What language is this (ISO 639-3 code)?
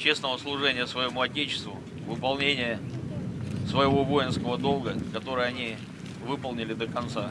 rus